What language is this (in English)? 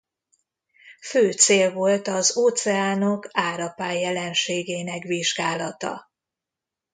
Hungarian